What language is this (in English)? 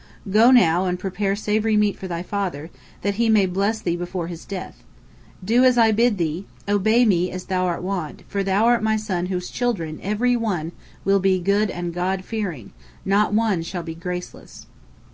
English